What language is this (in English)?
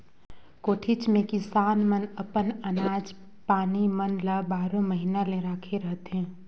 Chhattisgarhi